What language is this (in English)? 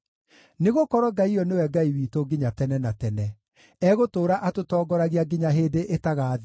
Kikuyu